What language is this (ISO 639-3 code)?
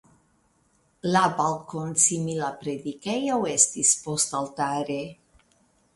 epo